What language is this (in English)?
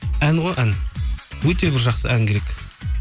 Kazakh